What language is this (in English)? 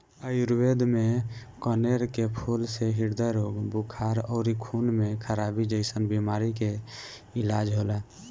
Bhojpuri